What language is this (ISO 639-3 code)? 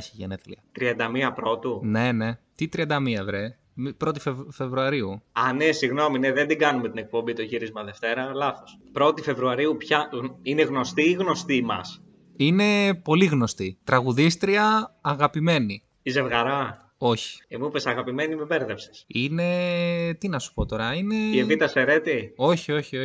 ell